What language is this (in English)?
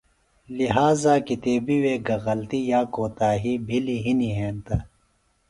Phalura